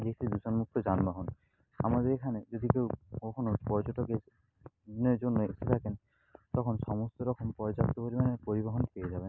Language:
Bangla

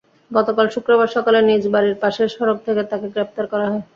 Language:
Bangla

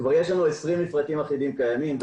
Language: Hebrew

